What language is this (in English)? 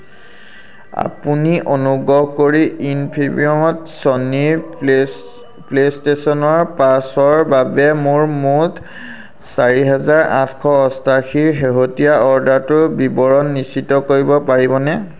Assamese